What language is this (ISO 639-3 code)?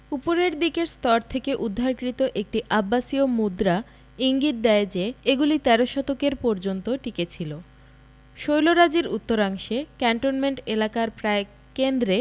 ben